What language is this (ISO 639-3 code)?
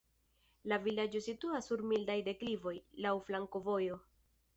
epo